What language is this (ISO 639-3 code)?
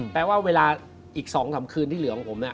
tha